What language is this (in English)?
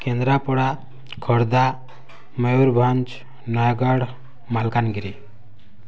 Odia